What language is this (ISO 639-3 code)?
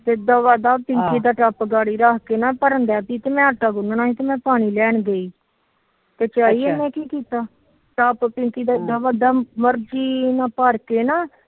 pan